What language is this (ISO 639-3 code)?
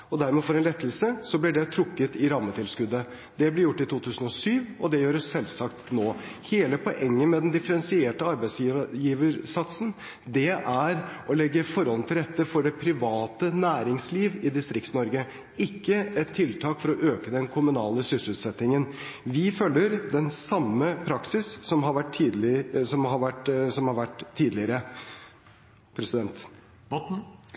nob